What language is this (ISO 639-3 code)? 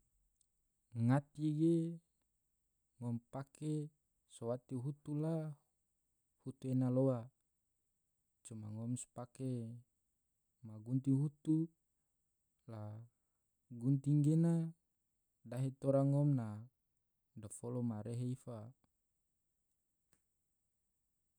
tvo